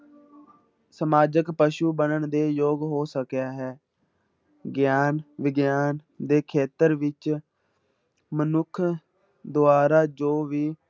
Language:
Punjabi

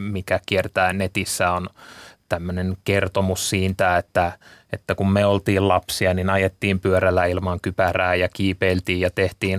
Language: Finnish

